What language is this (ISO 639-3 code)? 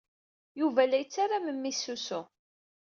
kab